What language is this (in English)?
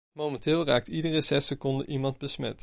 Dutch